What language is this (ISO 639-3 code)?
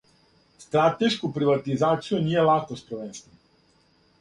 srp